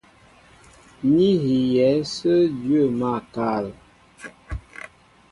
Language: Mbo (Cameroon)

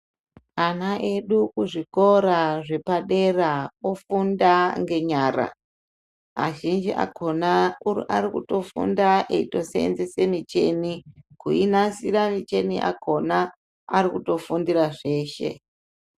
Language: Ndau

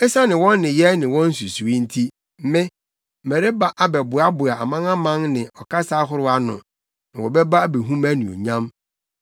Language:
Akan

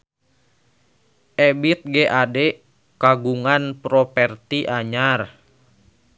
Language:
Sundanese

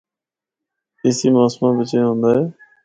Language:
Northern Hindko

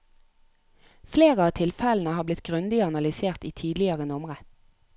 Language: Norwegian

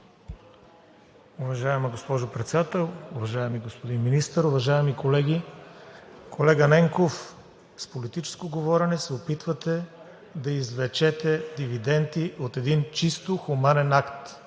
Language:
Bulgarian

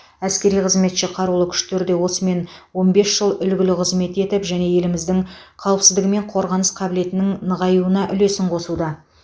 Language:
Kazakh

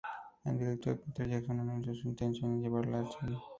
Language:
Spanish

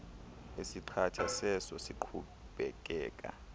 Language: Xhosa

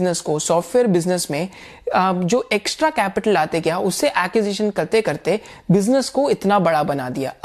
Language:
Hindi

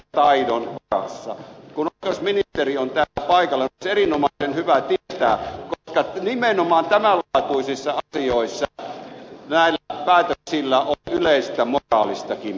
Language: Finnish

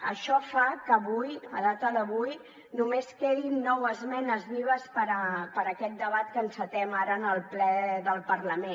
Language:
Catalan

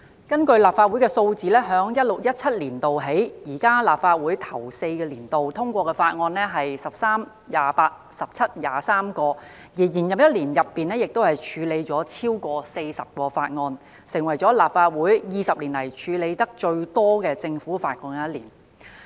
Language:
Cantonese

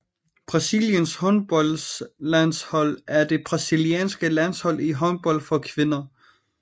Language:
Danish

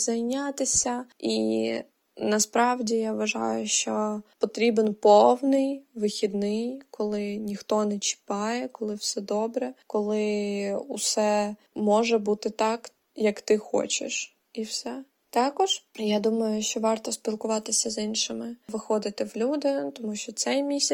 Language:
Ukrainian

